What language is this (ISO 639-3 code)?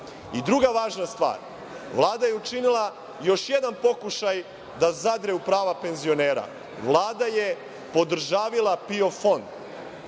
srp